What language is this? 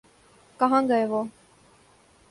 Urdu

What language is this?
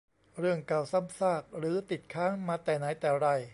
Thai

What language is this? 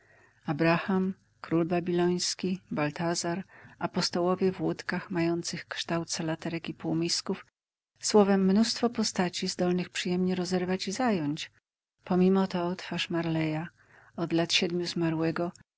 Polish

